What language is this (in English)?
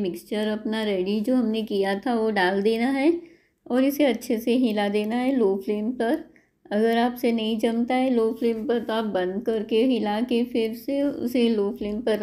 Hindi